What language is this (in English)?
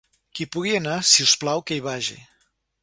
Catalan